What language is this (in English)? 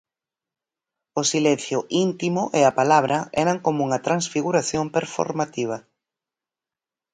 Galician